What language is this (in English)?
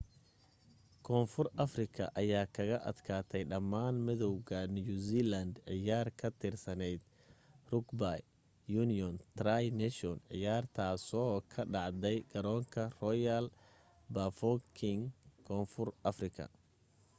Somali